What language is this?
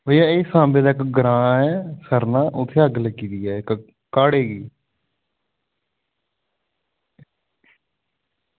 Dogri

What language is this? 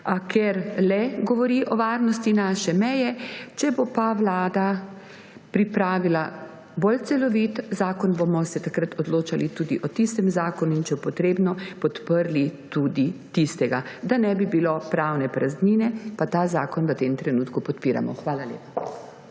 Slovenian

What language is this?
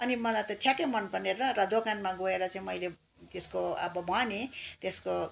Nepali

